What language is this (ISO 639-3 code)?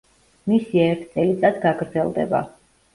kat